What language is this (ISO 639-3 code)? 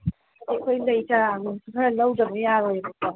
mni